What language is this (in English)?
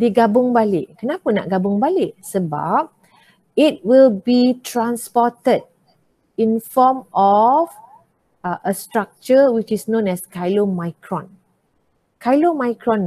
Malay